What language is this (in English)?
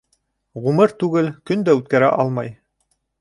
Bashkir